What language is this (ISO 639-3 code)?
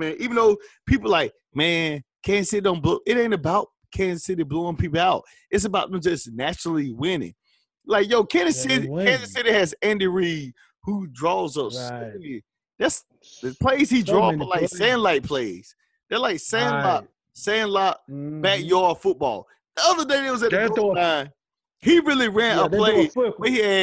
eng